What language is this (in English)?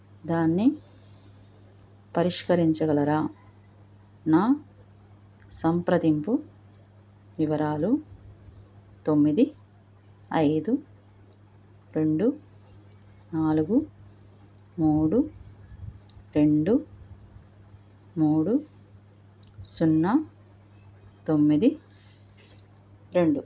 Telugu